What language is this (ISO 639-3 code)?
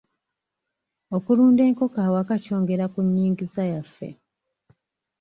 lug